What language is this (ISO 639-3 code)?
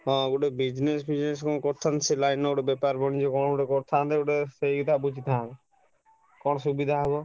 ori